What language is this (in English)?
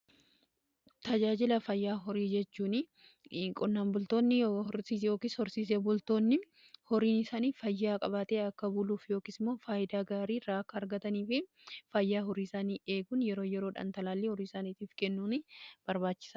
Oromo